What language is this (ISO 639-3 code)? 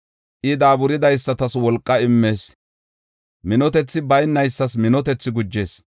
gof